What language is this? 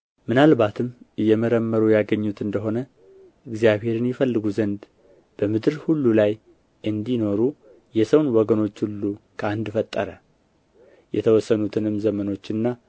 Amharic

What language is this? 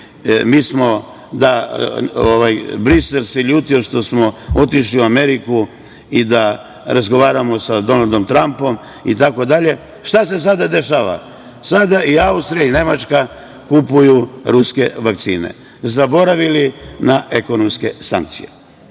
Serbian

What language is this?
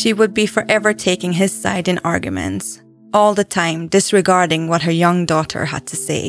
English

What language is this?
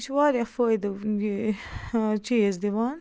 Kashmiri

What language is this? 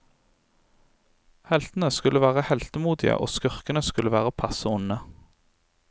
Norwegian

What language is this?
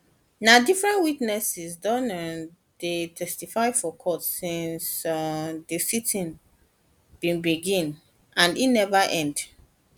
Nigerian Pidgin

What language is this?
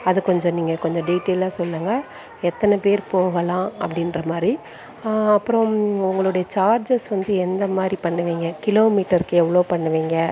Tamil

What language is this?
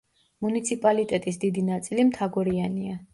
Georgian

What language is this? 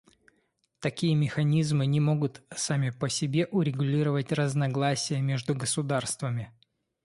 Russian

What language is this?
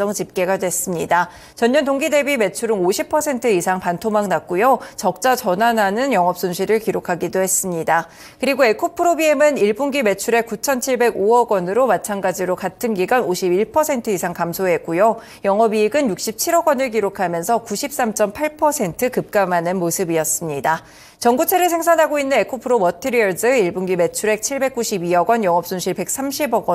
Korean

